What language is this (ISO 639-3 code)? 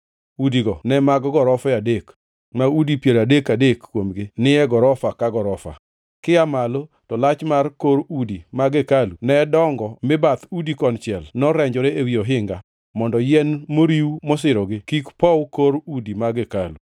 luo